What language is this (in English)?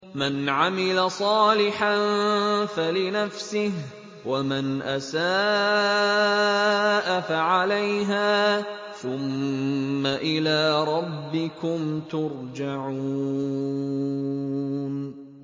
Arabic